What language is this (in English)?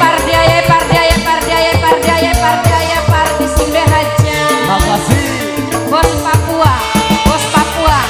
Indonesian